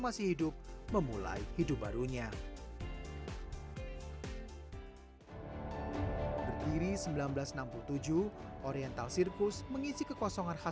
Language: Indonesian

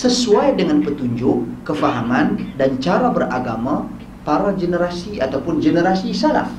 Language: Malay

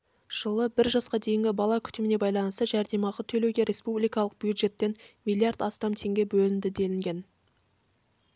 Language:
Kazakh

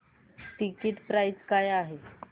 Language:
Marathi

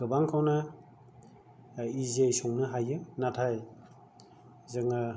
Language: Bodo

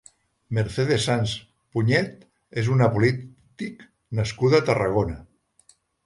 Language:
Catalan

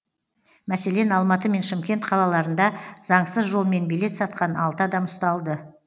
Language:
Kazakh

